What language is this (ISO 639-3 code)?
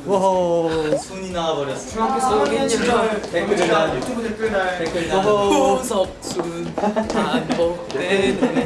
kor